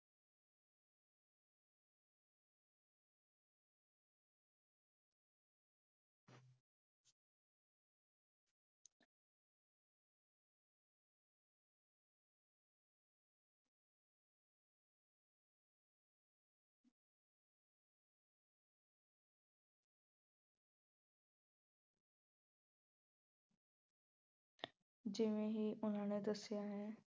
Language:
Punjabi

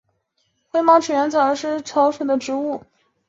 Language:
Chinese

